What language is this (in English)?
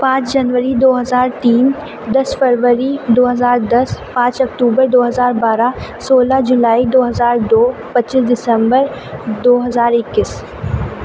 Urdu